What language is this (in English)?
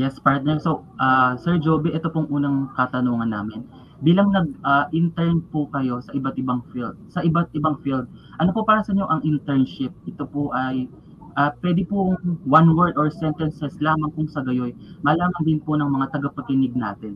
Filipino